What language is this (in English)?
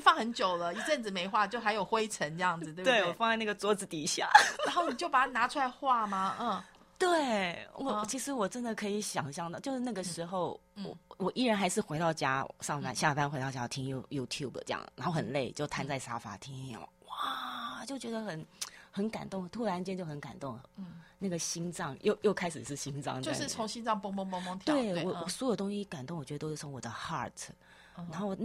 Chinese